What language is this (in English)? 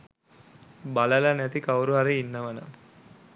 Sinhala